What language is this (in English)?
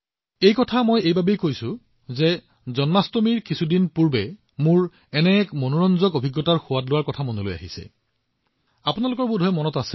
Assamese